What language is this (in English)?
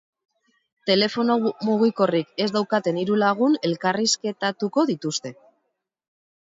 Basque